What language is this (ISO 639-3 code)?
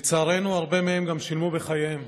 heb